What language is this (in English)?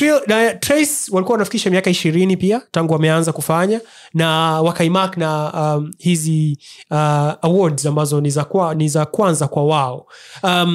Swahili